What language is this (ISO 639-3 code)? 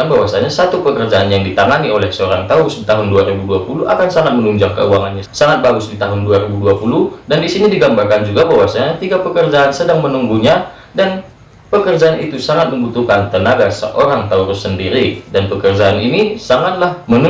ind